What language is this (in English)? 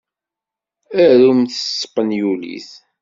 Kabyle